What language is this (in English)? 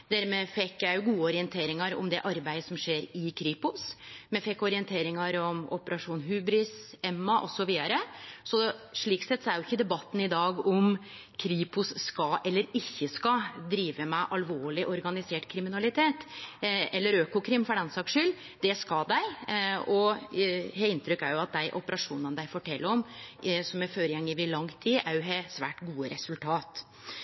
Norwegian Nynorsk